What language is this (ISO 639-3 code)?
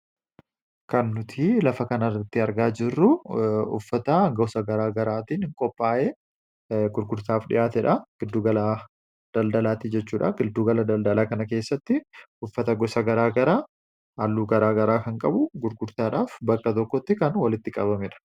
orm